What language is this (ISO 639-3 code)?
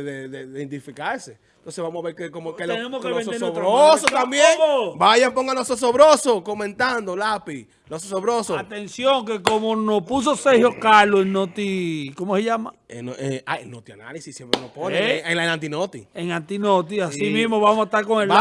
spa